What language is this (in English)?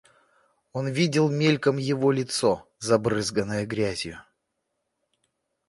Russian